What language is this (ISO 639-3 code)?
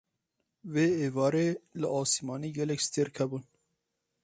kur